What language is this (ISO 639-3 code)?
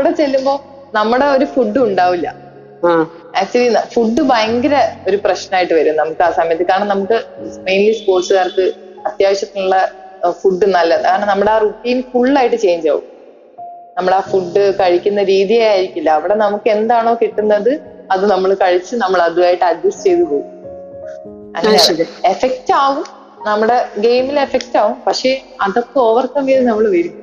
mal